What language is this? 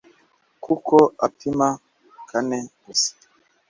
Kinyarwanda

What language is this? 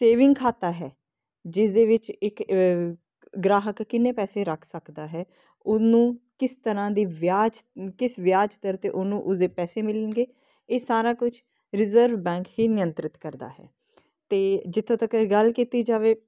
Punjabi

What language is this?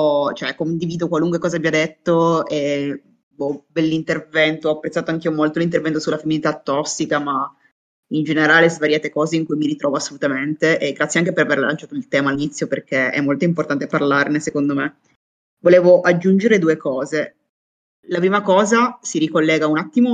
Italian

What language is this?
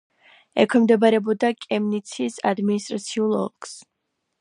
Georgian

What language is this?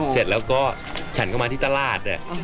Thai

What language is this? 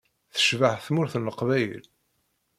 Kabyle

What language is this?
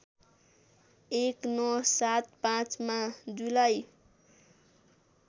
Nepali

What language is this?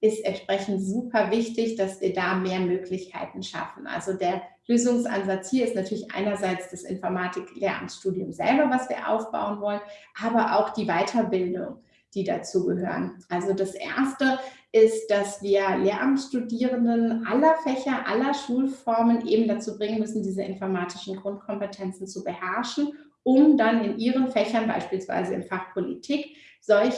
German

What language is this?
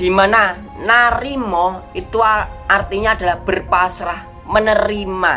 Indonesian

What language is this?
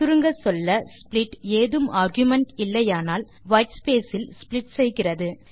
Tamil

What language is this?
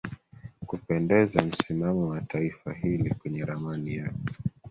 Swahili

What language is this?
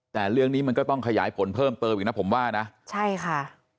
Thai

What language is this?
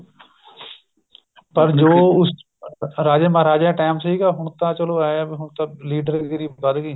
Punjabi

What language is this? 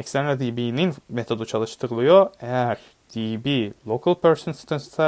Turkish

